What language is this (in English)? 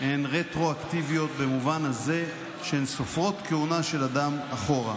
Hebrew